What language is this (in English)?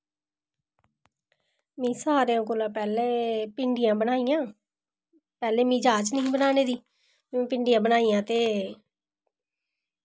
Dogri